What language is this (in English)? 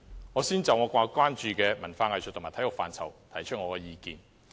Cantonese